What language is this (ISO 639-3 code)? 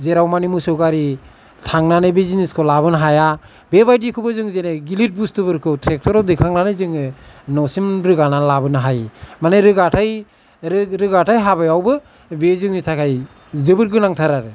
brx